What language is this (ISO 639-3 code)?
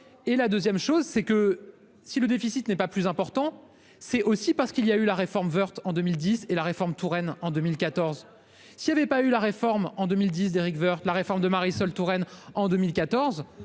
fra